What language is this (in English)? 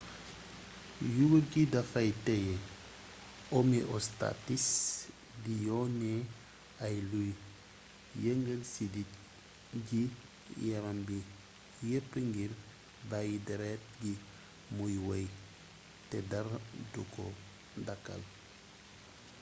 Wolof